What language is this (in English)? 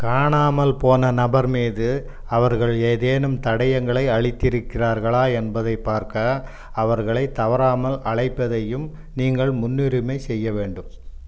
Tamil